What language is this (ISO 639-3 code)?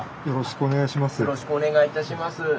jpn